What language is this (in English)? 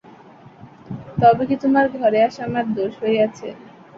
Bangla